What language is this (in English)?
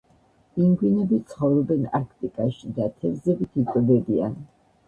Georgian